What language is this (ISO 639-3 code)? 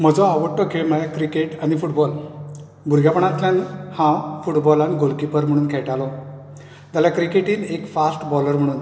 kok